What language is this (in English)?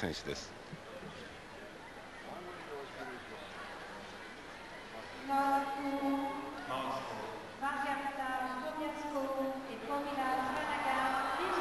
Japanese